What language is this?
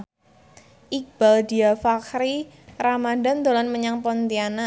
Javanese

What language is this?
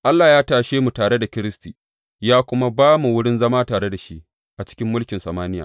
Hausa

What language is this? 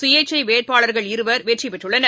Tamil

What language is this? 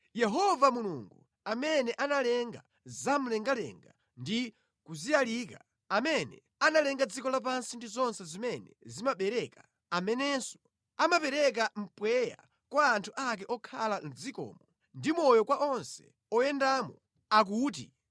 Nyanja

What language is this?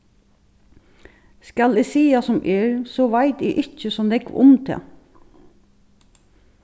Faroese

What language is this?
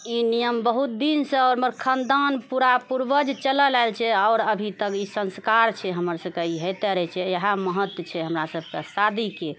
Maithili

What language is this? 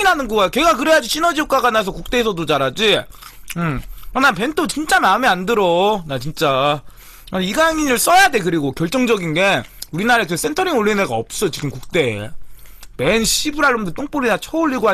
Korean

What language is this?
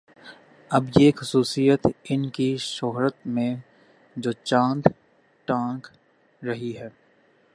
Urdu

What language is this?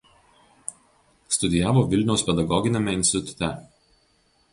Lithuanian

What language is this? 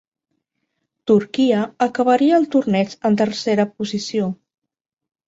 Catalan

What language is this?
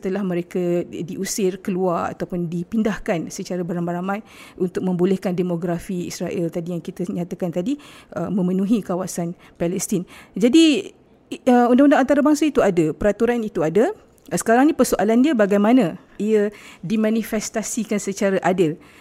Malay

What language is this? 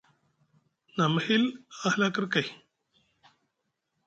Musgu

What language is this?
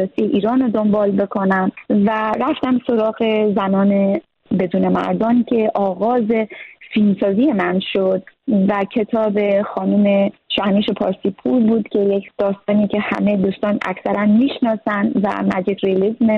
Persian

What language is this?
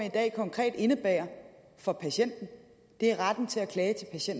Danish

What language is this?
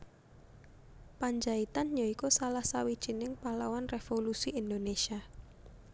Javanese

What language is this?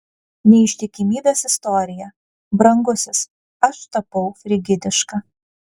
Lithuanian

